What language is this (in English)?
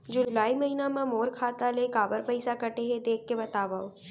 Chhattisgarhi